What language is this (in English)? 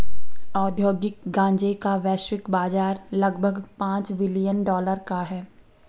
Hindi